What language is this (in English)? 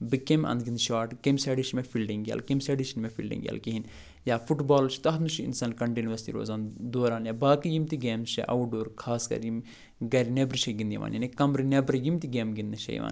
Kashmiri